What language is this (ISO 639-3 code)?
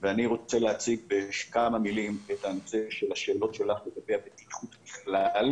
heb